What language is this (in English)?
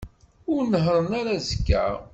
Kabyle